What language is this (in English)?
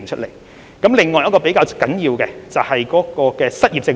Cantonese